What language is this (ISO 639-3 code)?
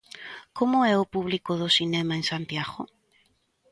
glg